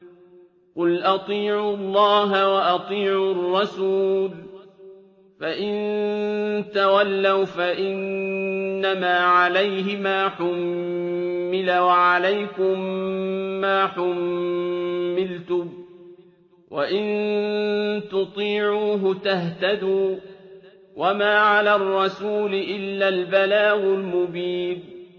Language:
Arabic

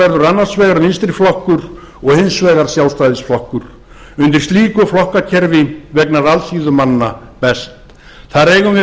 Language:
Icelandic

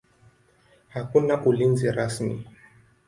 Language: Swahili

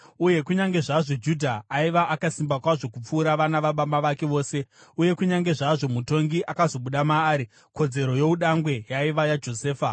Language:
Shona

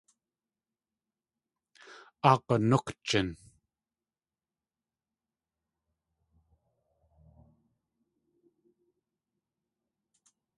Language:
Tlingit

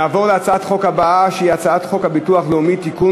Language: Hebrew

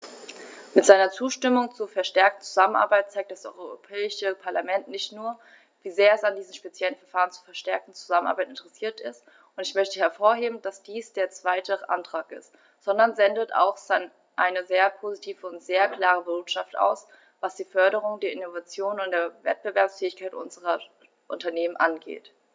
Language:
German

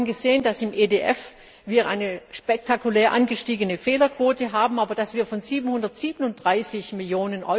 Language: German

